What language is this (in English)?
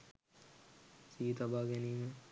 Sinhala